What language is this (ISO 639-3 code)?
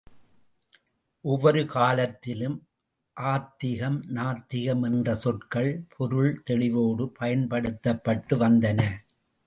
tam